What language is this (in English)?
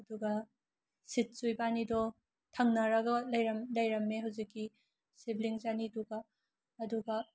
Manipuri